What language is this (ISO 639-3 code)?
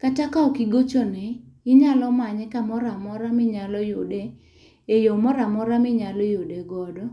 luo